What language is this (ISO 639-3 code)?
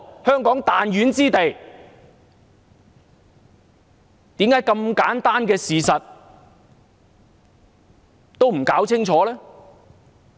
yue